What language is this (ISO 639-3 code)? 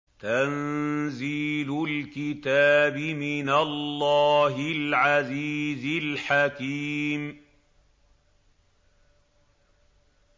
ara